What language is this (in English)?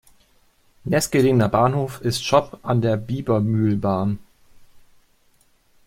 German